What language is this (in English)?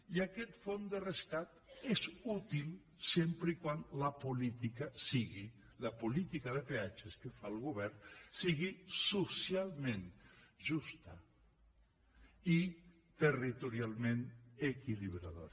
Catalan